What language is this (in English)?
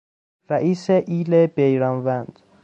Persian